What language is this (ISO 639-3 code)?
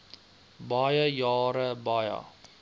afr